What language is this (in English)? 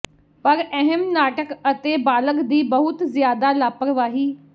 Punjabi